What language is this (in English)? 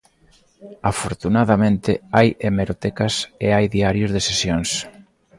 Galician